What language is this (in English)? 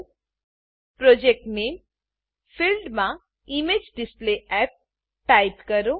Gujarati